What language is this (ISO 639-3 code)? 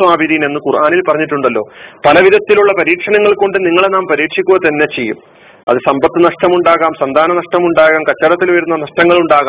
mal